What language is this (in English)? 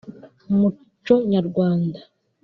Kinyarwanda